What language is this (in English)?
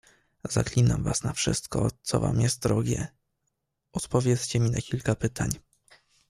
Polish